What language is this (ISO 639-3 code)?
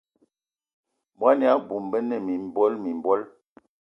ewo